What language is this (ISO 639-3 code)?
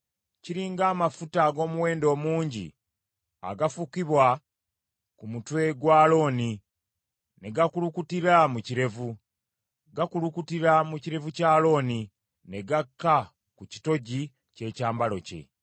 lug